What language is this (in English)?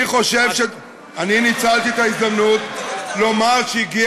Hebrew